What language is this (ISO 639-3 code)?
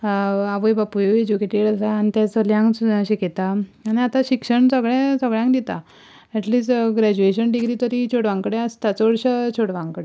kok